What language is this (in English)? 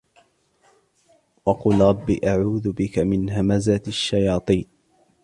Arabic